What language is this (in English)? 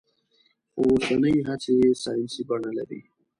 Pashto